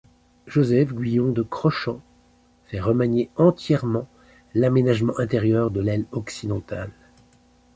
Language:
French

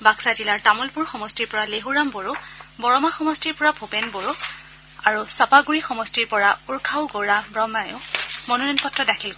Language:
Assamese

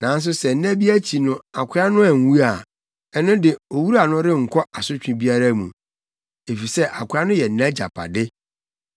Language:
Akan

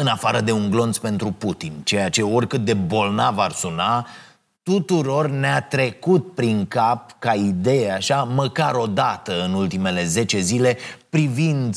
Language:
Romanian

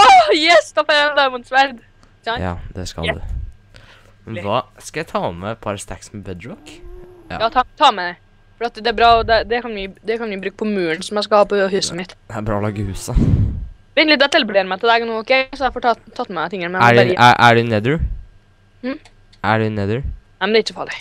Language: Norwegian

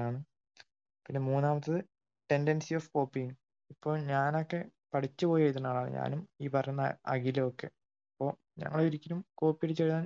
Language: Malayalam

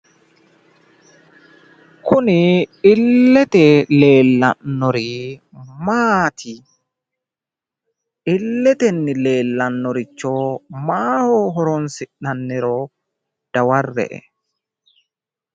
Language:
Sidamo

